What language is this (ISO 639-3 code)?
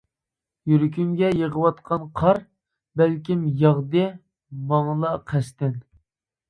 uig